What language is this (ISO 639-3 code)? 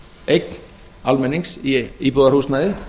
isl